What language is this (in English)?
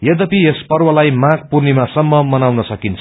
Nepali